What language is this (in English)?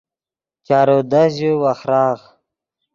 Yidgha